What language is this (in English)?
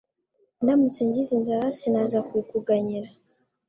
Kinyarwanda